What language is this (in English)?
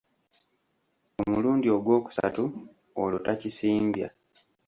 Ganda